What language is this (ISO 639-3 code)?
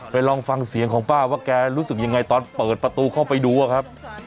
tha